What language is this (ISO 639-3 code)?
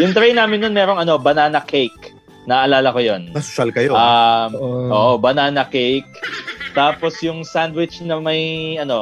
fil